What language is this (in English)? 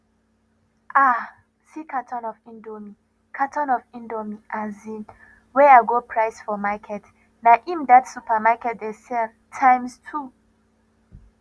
Nigerian Pidgin